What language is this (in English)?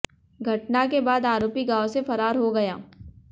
Hindi